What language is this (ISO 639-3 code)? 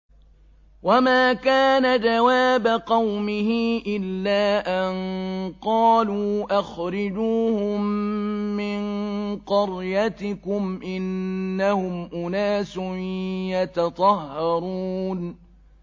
ara